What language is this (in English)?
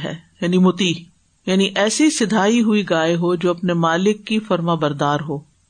Urdu